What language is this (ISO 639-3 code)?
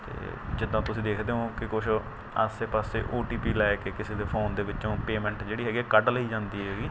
pan